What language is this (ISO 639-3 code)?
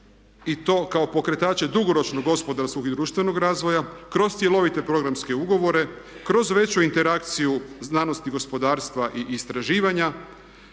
hrv